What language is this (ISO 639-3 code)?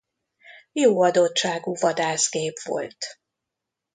hun